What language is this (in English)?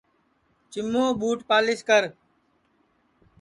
Sansi